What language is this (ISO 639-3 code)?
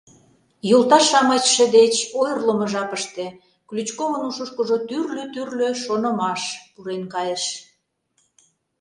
chm